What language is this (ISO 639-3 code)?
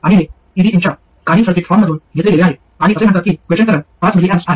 mar